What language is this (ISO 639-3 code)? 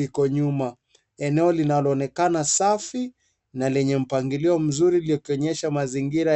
swa